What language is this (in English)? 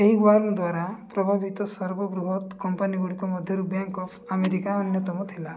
Odia